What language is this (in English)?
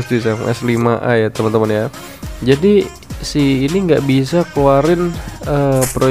Indonesian